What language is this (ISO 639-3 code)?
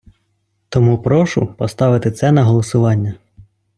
ukr